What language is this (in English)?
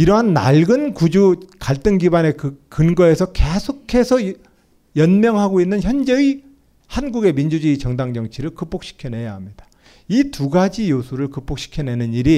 Korean